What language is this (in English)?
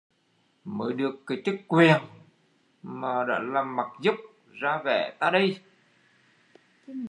Vietnamese